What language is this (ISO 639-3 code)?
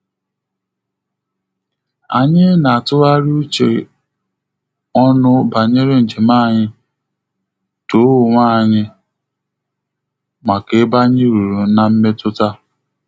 ibo